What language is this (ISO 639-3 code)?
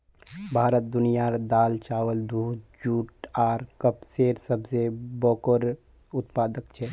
mag